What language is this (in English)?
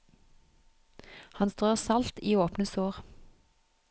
Norwegian